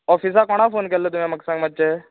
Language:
Konkani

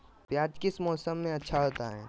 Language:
Magahi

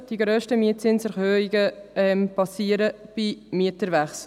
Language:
Swiss German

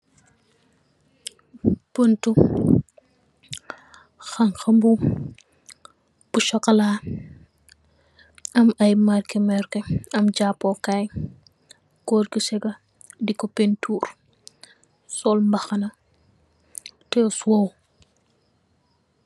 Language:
Wolof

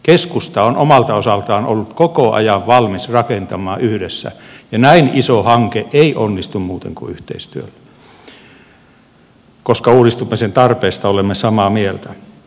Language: Finnish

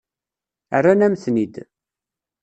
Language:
Kabyle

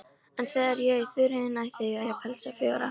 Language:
Icelandic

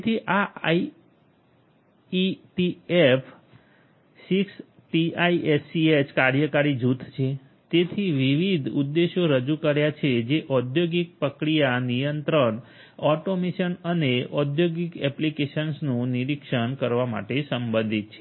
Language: Gujarati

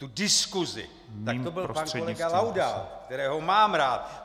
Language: Czech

